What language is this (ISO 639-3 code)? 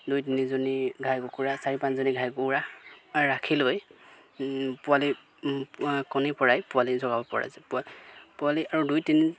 asm